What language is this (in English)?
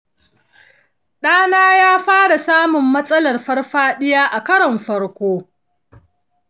Hausa